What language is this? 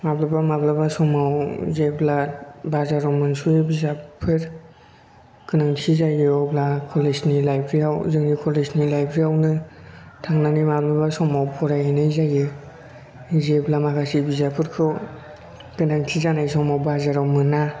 Bodo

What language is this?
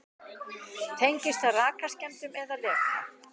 Icelandic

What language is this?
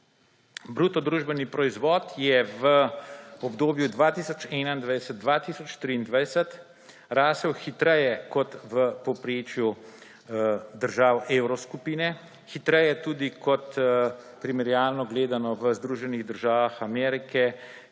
Slovenian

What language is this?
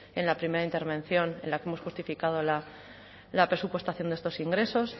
Spanish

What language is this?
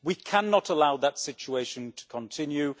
English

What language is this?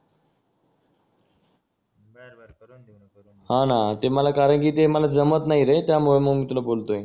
Marathi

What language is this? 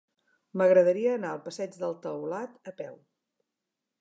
Catalan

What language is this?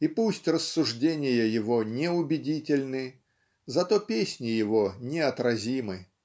Russian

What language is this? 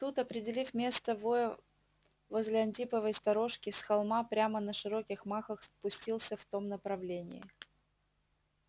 Russian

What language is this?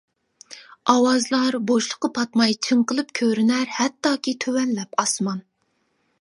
Uyghur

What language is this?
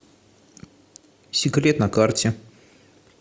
Russian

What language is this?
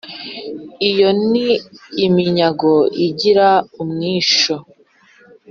Kinyarwanda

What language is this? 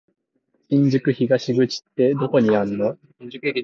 Japanese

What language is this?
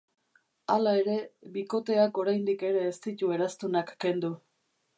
Basque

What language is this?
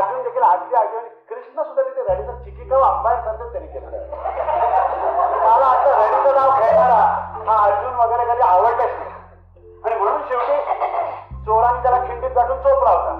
Marathi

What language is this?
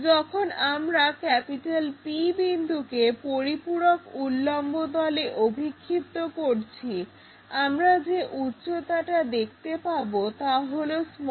Bangla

